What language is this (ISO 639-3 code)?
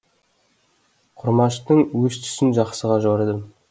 kaz